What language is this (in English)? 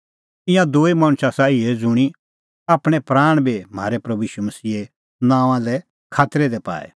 Kullu Pahari